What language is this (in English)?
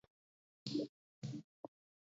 Georgian